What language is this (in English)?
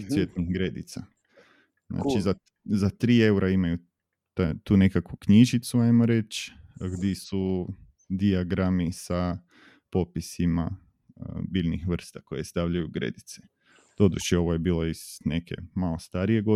Croatian